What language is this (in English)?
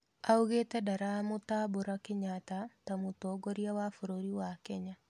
Kikuyu